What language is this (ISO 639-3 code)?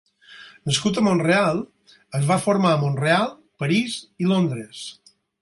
cat